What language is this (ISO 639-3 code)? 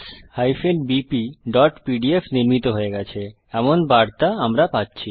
ben